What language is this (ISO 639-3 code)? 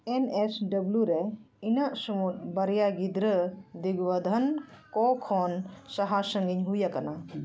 sat